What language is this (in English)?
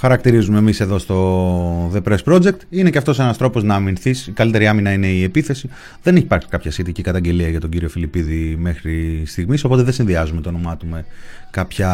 Greek